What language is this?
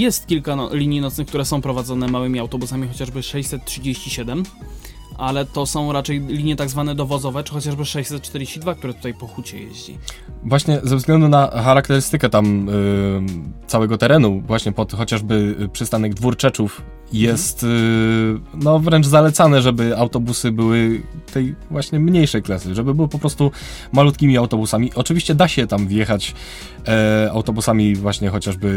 Polish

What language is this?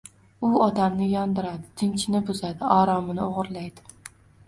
Uzbek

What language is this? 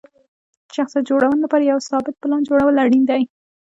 Pashto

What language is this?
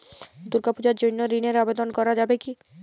Bangla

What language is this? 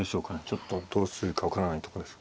Japanese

